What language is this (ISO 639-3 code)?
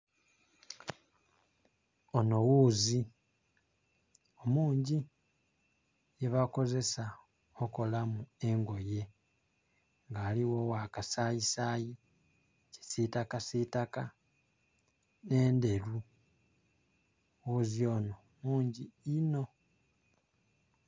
xog